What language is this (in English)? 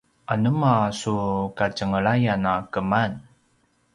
Paiwan